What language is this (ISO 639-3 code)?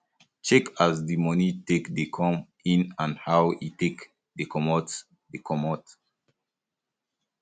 pcm